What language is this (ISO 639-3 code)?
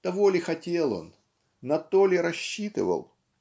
rus